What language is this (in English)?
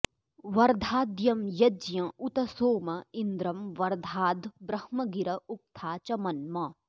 Sanskrit